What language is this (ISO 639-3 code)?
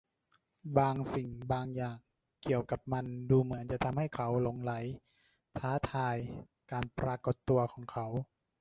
tha